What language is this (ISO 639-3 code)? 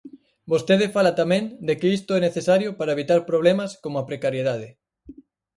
glg